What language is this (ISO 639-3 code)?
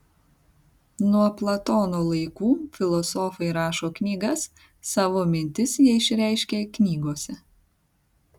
lit